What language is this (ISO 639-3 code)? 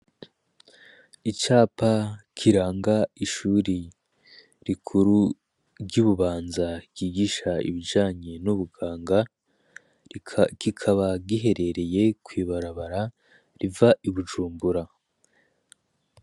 run